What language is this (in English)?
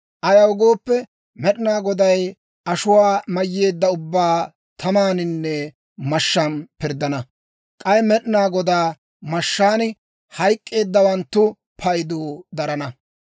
Dawro